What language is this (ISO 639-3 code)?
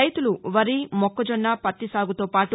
tel